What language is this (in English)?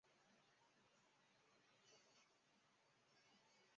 Chinese